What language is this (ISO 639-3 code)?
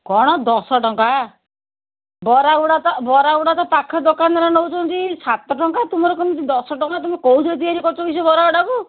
ori